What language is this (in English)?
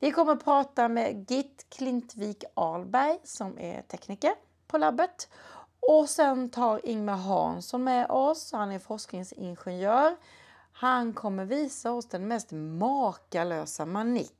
Swedish